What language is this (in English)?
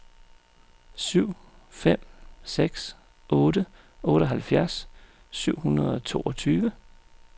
Danish